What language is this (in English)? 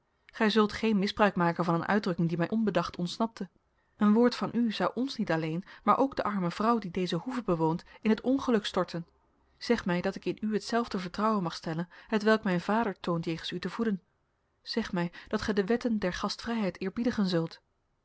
Dutch